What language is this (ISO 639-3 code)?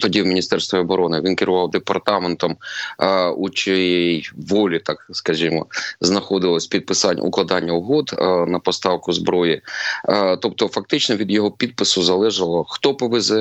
ukr